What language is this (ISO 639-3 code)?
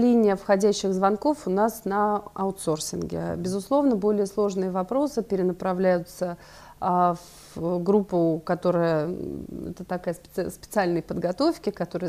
rus